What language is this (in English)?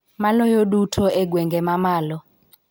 Luo (Kenya and Tanzania)